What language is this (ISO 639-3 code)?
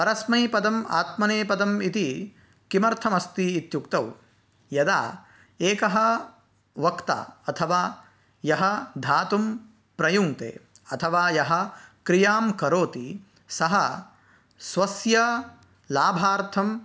san